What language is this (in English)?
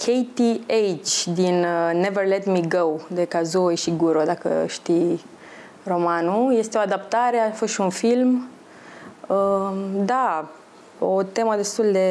Romanian